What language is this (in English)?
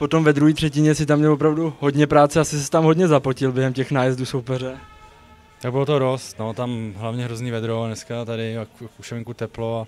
Czech